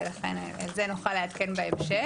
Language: Hebrew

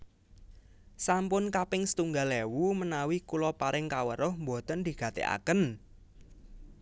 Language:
Javanese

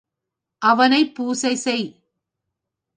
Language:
Tamil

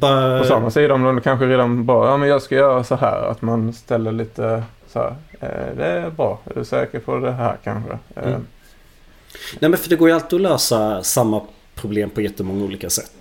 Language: Swedish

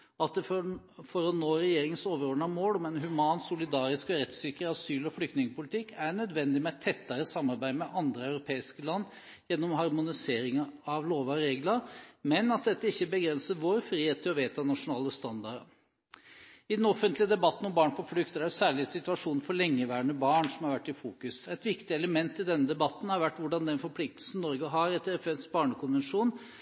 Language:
Norwegian Bokmål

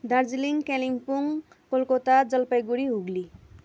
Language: Nepali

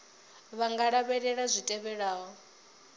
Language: Venda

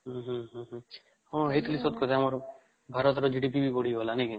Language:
Odia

